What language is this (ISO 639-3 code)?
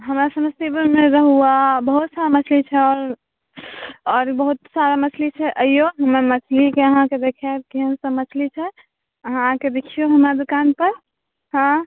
mai